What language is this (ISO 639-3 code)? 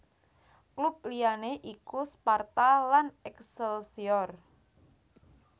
jav